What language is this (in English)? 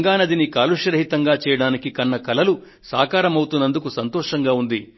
Telugu